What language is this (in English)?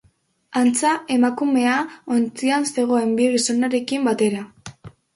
Basque